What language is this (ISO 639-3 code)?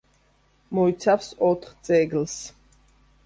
kat